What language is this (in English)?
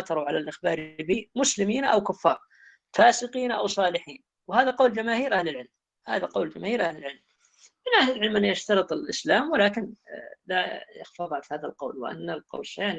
Arabic